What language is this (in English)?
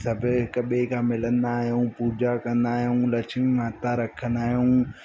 Sindhi